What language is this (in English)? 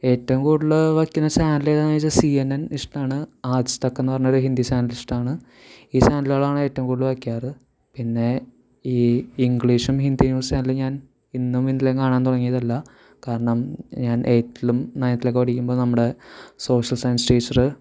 Malayalam